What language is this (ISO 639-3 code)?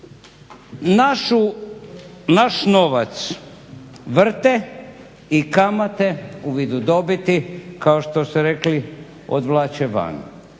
hrv